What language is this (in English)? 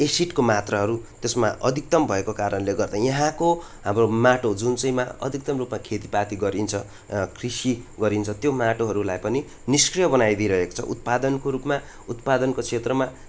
Nepali